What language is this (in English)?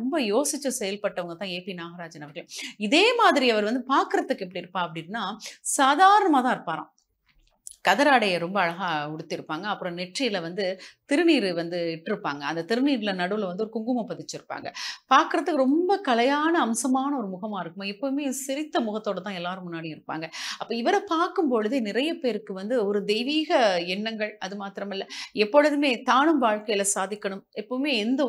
Tamil